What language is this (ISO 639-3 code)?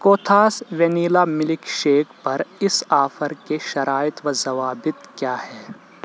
urd